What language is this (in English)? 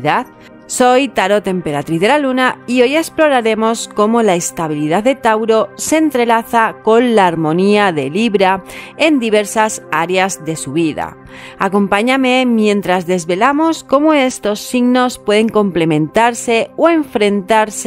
Spanish